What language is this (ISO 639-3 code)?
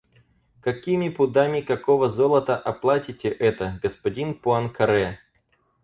rus